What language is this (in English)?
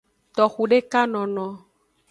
Aja (Benin)